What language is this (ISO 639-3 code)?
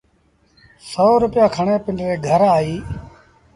sbn